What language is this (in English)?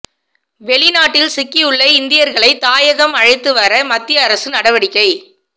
Tamil